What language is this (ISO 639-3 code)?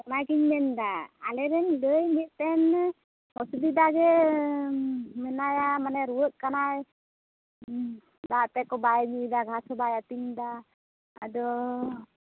sat